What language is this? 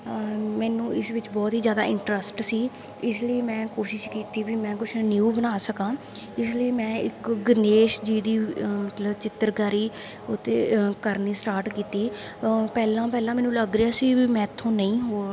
Punjabi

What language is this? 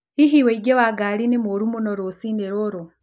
Kikuyu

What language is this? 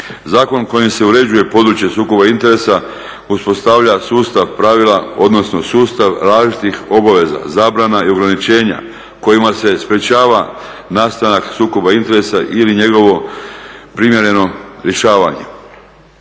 Croatian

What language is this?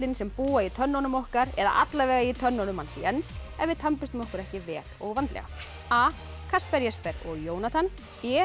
Icelandic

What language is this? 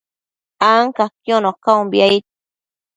Matsés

